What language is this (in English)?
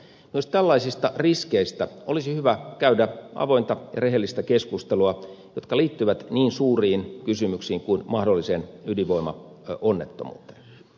Finnish